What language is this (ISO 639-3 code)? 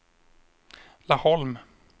swe